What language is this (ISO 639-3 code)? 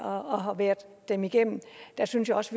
dan